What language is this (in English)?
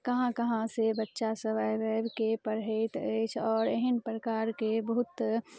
Maithili